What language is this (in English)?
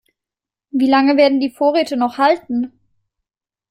German